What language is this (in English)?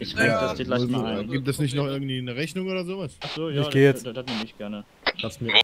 German